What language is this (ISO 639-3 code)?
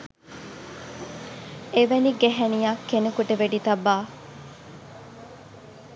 sin